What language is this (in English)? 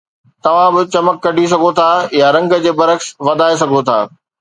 Sindhi